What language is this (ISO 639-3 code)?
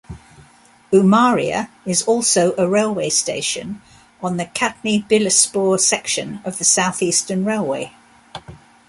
eng